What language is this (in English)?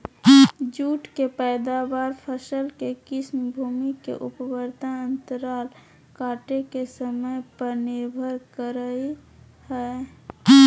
Magahi